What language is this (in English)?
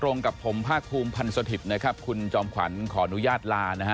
Thai